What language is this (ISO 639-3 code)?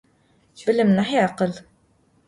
ady